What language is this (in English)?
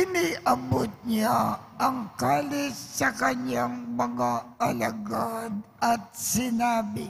Filipino